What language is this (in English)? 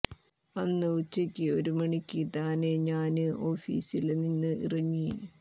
Malayalam